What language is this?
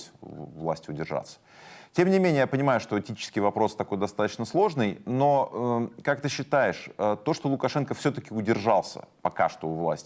Russian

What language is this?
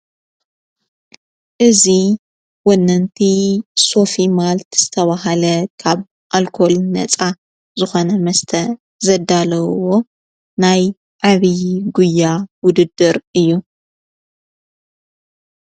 Tigrinya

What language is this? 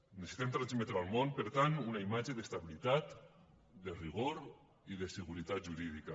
Catalan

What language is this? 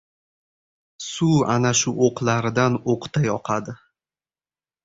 Uzbek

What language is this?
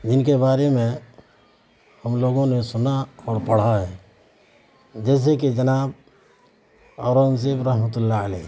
Urdu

